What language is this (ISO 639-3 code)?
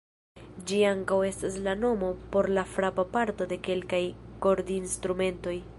epo